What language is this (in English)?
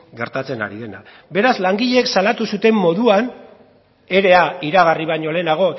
Basque